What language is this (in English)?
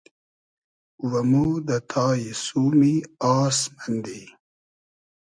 Hazaragi